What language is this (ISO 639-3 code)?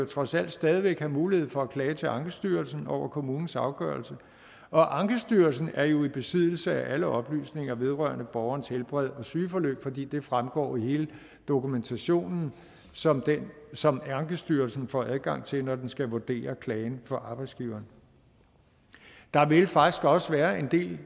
dan